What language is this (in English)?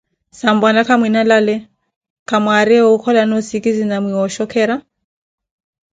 Koti